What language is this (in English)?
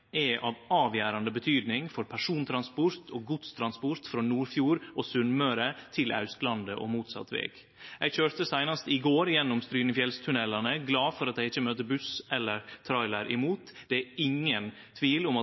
Norwegian Nynorsk